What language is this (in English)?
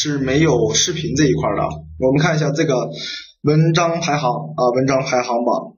Chinese